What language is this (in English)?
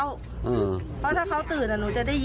Thai